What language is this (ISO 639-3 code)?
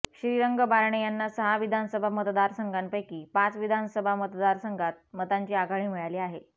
mar